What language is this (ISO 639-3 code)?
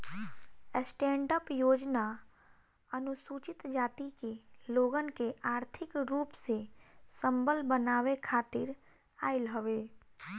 bho